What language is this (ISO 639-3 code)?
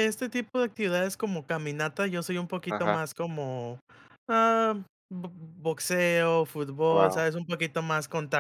spa